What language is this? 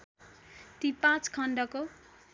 Nepali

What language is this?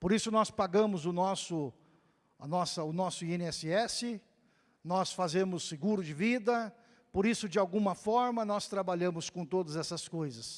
Portuguese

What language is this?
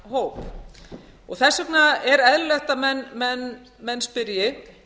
Icelandic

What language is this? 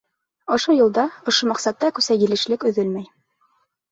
Bashkir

